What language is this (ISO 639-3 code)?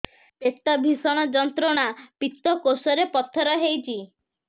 ori